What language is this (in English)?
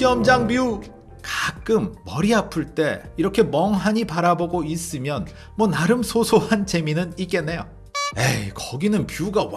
Korean